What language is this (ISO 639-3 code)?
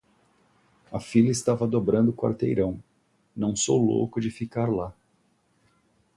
por